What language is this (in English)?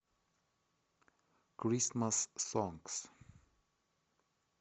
Russian